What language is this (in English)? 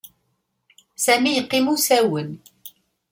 Kabyle